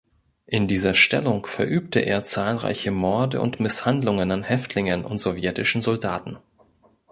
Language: German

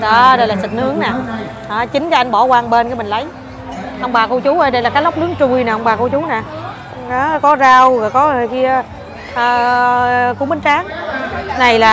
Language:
Vietnamese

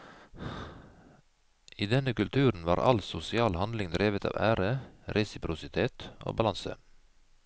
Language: Norwegian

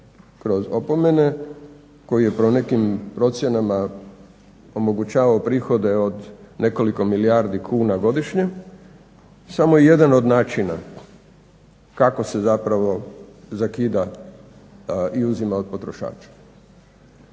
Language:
Croatian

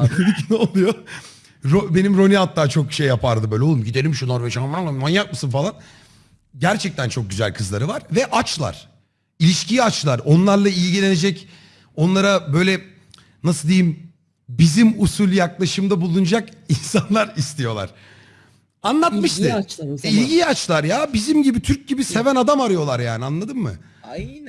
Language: Turkish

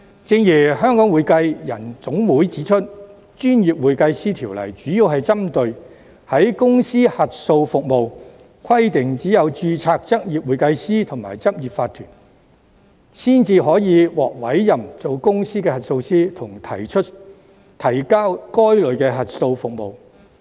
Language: Cantonese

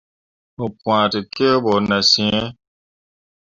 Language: Mundang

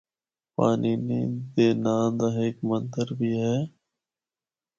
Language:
Northern Hindko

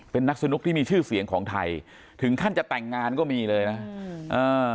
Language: Thai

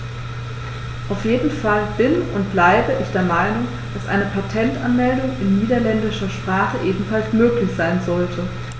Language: German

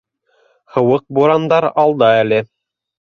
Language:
Bashkir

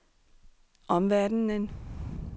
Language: Danish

